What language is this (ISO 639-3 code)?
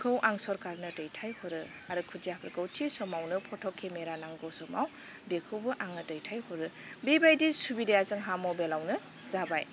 brx